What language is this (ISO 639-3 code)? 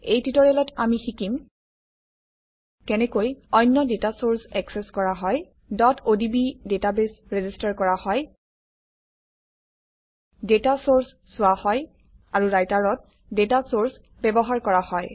asm